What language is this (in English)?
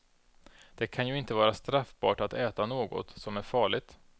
Swedish